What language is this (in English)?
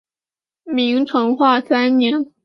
Chinese